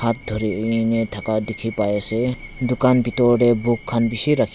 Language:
Naga Pidgin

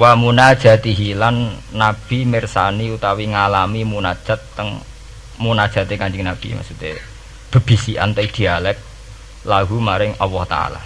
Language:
Indonesian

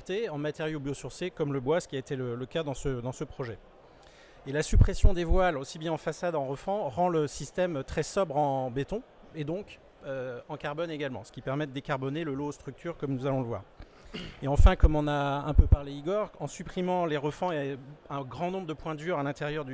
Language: French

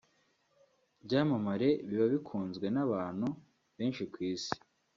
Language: Kinyarwanda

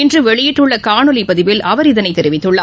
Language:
Tamil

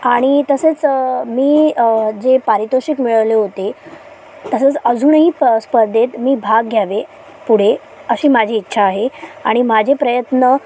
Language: Marathi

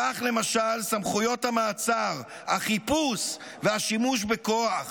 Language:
Hebrew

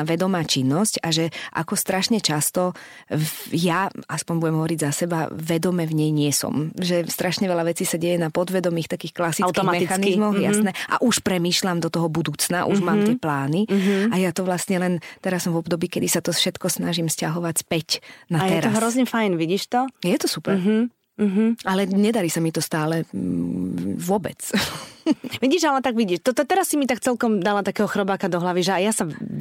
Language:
Slovak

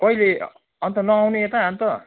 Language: Nepali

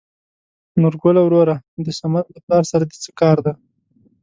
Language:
Pashto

